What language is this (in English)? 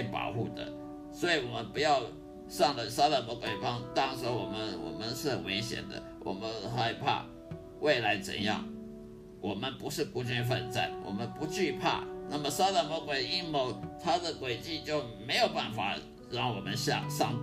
Chinese